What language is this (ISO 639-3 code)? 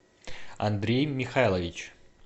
rus